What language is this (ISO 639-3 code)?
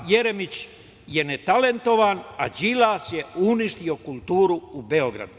srp